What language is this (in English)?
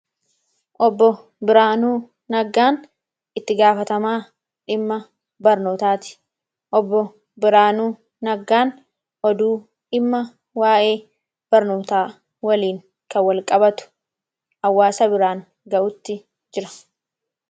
Oromo